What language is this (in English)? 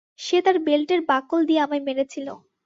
Bangla